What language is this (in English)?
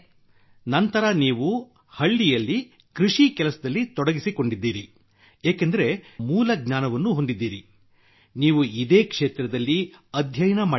Kannada